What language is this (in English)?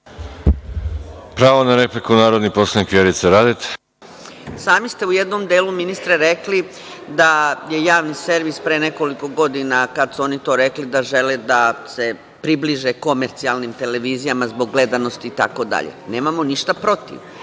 Serbian